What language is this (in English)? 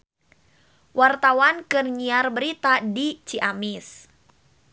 Sundanese